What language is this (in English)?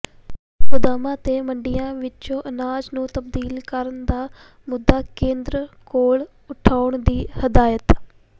Punjabi